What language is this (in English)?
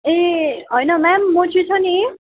Nepali